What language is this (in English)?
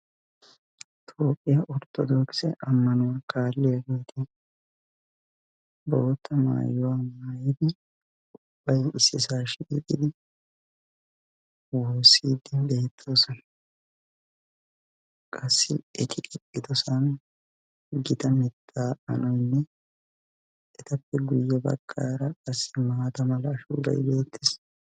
Wolaytta